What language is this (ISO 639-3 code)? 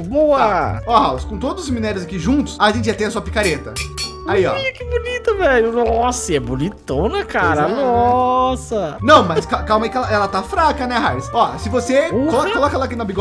por